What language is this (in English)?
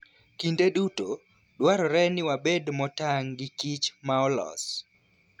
Luo (Kenya and Tanzania)